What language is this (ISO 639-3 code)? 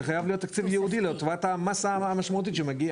heb